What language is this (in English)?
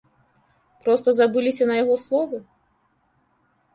Belarusian